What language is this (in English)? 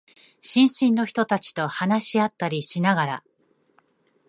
Japanese